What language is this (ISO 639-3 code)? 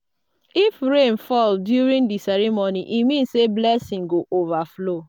pcm